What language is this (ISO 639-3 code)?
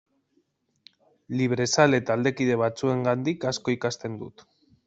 eus